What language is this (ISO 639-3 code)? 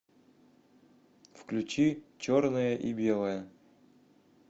rus